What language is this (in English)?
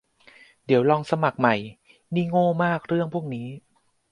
Thai